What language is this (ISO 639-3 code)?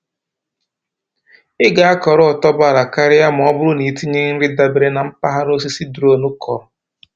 ibo